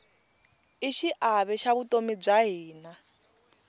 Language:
Tsonga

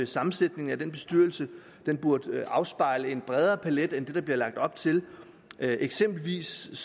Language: Danish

